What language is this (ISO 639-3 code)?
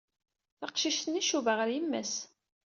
kab